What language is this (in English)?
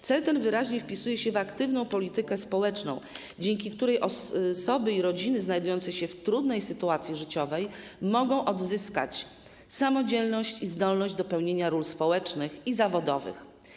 Polish